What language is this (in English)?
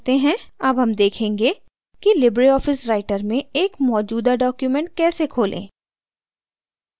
Hindi